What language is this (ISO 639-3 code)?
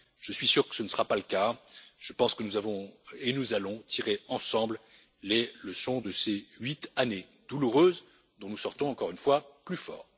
fra